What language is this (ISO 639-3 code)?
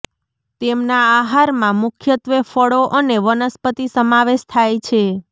guj